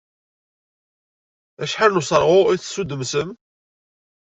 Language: Kabyle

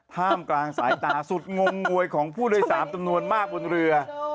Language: Thai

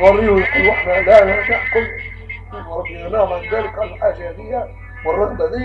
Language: Arabic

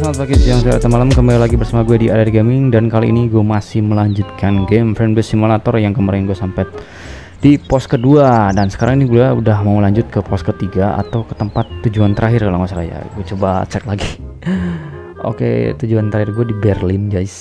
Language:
Indonesian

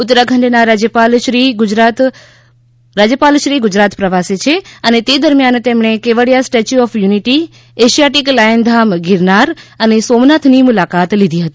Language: Gujarati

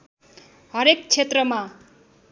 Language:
Nepali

